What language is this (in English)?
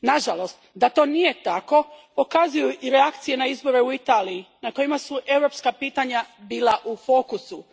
Croatian